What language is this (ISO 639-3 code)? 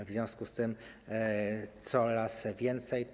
pol